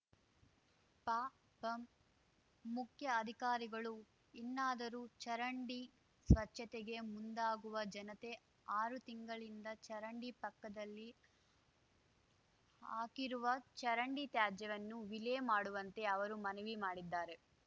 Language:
Kannada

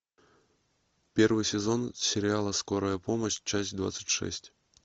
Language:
Russian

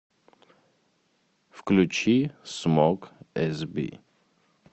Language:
Russian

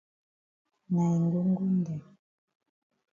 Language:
Cameroon Pidgin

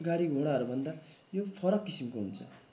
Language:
Nepali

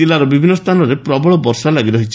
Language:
Odia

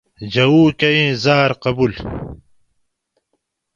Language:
Gawri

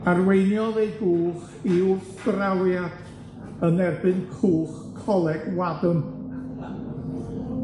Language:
Welsh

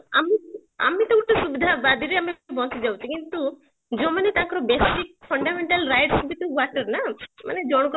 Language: Odia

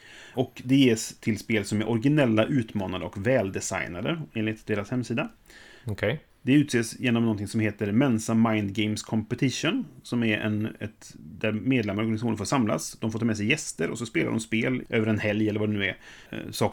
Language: Swedish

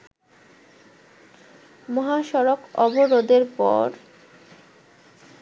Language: Bangla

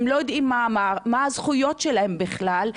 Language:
Hebrew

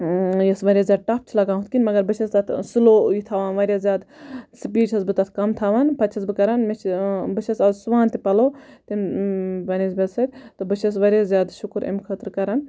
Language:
Kashmiri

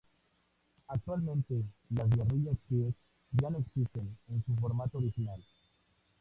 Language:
Spanish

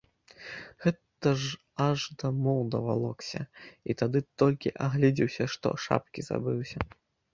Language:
Belarusian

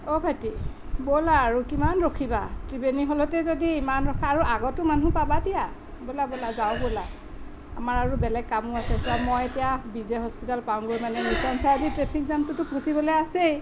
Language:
Assamese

